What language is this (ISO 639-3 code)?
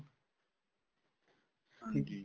pan